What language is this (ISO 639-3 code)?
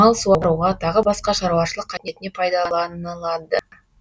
kaz